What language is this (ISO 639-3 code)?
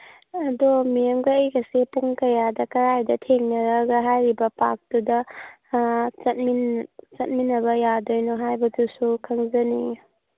mni